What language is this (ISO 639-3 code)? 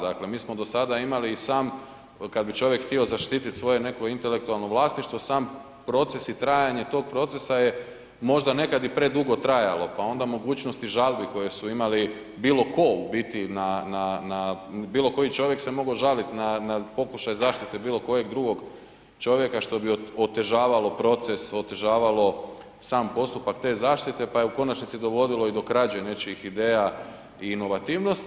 hrv